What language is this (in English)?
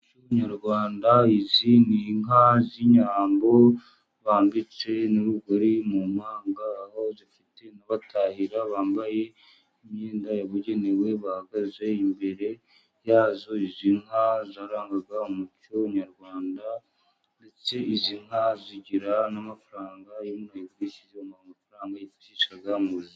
Kinyarwanda